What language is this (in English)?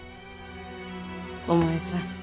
Japanese